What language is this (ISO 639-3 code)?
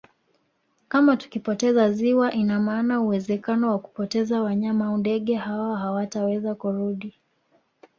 swa